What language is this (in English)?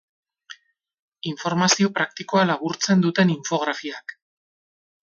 Basque